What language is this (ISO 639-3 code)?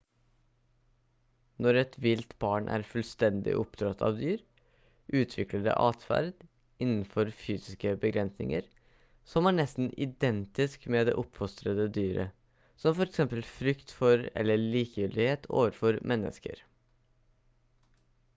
nob